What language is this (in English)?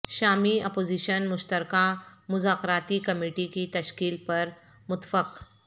Urdu